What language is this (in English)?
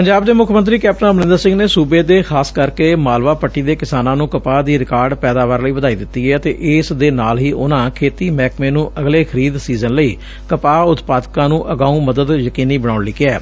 Punjabi